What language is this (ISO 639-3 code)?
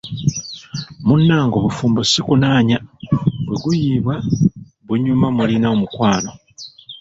lug